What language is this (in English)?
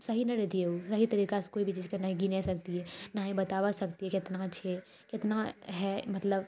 Maithili